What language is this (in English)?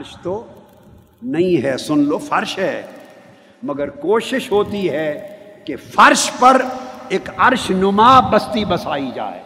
Urdu